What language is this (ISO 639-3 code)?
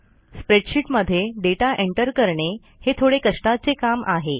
mar